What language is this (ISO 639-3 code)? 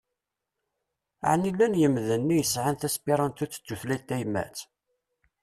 kab